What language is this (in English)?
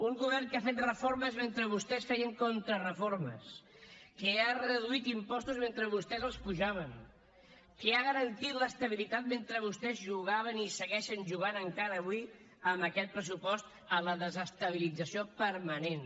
Catalan